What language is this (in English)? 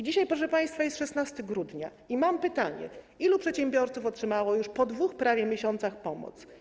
Polish